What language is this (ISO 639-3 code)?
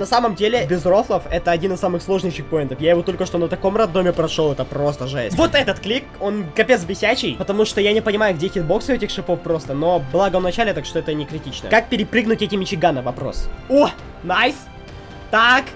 rus